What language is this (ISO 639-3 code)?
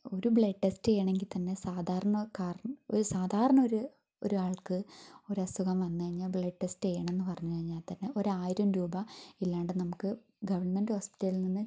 mal